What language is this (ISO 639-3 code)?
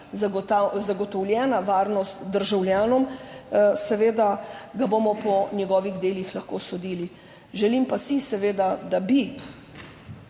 slv